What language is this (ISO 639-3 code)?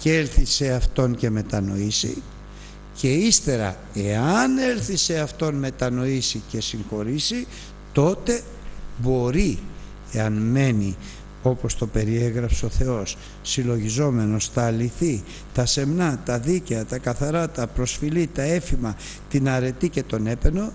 ell